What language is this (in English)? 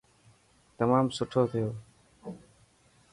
Dhatki